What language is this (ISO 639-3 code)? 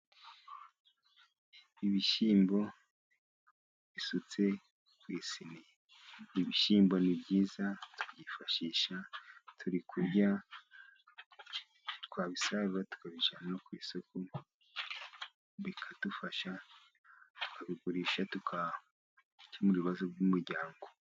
kin